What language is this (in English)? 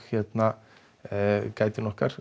Icelandic